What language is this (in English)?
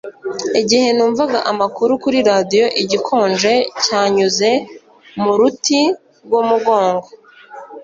Kinyarwanda